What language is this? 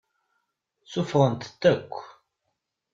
Kabyle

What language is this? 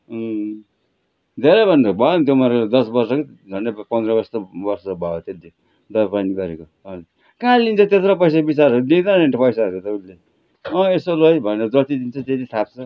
Nepali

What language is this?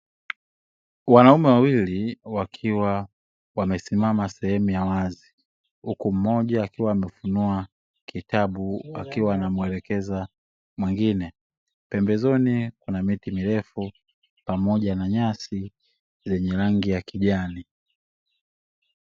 Swahili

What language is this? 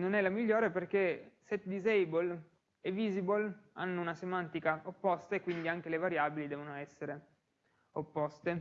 Italian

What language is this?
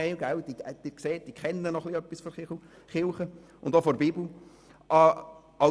Swiss German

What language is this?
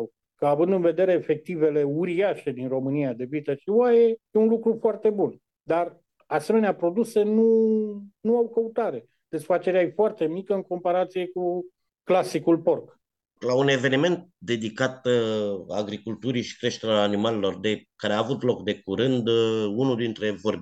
Romanian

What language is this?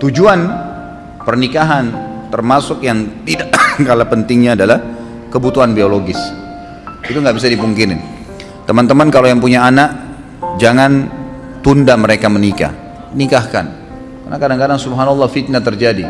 Indonesian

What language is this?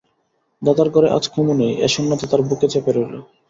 Bangla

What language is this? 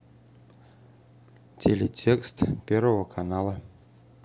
Russian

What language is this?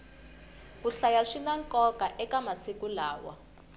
Tsonga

